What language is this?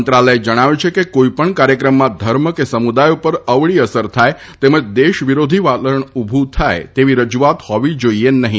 Gujarati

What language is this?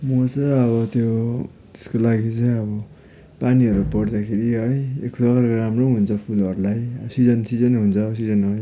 Nepali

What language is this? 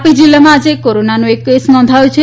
Gujarati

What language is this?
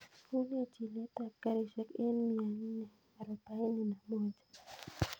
Kalenjin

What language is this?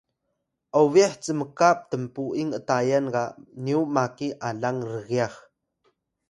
Atayal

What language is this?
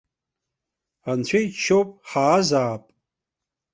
Abkhazian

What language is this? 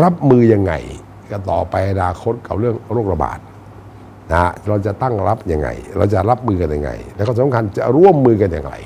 Thai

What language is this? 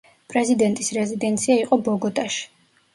Georgian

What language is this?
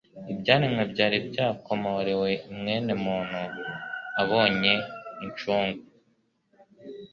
Kinyarwanda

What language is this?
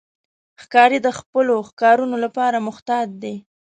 Pashto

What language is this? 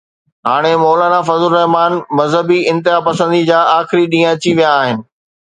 Sindhi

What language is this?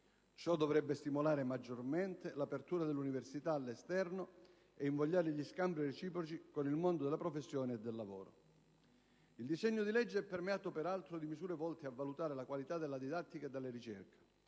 Italian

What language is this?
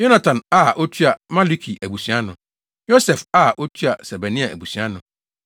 Akan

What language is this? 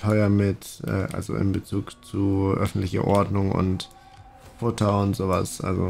German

